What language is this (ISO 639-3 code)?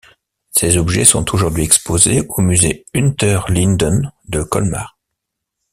fra